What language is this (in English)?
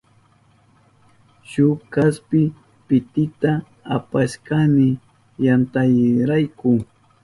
Southern Pastaza Quechua